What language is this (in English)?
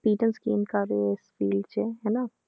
Punjabi